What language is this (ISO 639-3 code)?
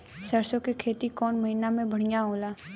bho